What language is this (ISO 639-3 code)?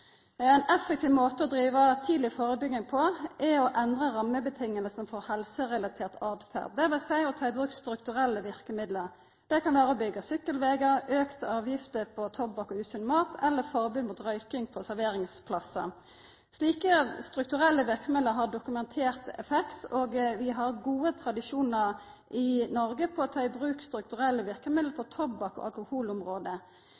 nno